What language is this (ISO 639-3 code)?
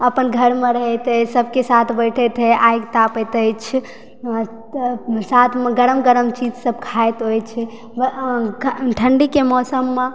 mai